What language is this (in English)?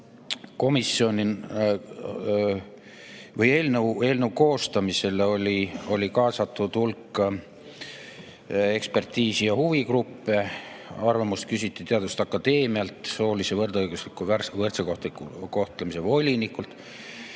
Estonian